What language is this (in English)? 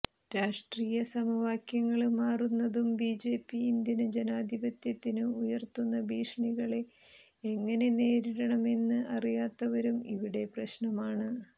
Malayalam